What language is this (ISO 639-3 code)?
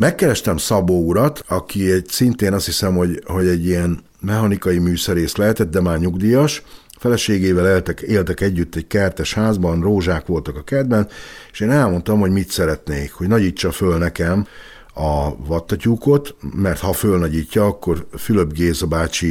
hun